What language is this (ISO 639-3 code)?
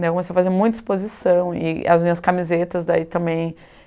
por